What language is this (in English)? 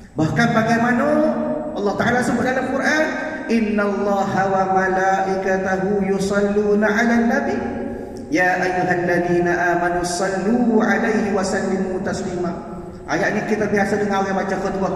Malay